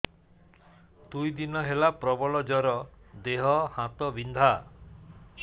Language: Odia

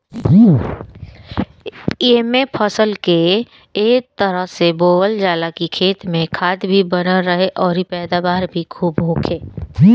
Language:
Bhojpuri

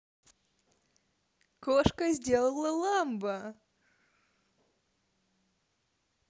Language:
Russian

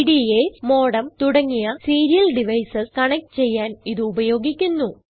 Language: Malayalam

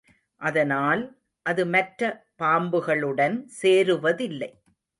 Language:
Tamil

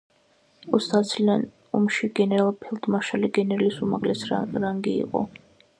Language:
Georgian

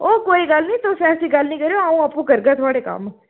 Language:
Dogri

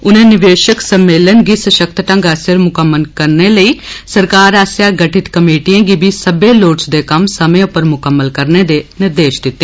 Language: Dogri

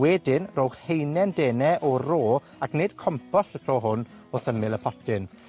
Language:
Welsh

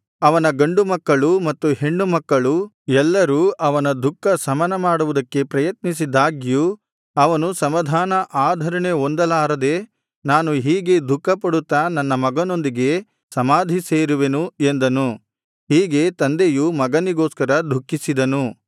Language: Kannada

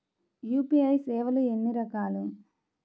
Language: Telugu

